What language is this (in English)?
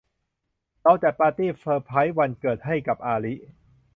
Thai